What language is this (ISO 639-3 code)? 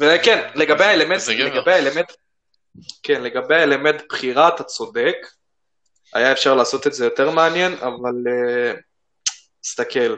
heb